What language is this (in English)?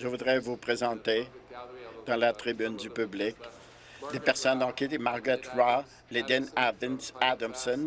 French